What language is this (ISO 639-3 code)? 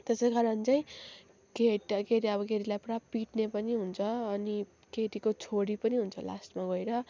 nep